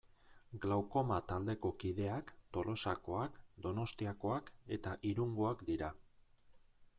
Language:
Basque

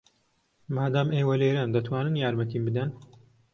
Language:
Central Kurdish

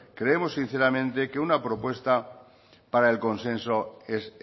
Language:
Spanish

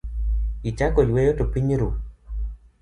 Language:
Luo (Kenya and Tanzania)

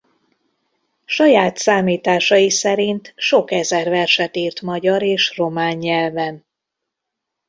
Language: Hungarian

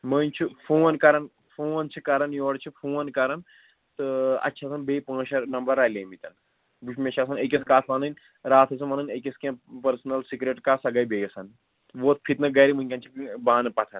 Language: Kashmiri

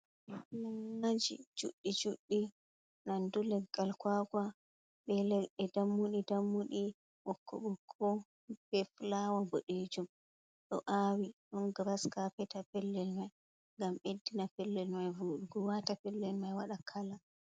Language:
Fula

